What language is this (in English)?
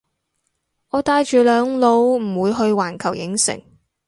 Cantonese